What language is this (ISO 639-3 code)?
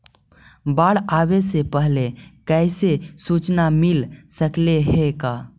mag